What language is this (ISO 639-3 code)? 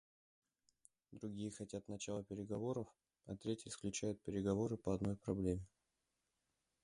rus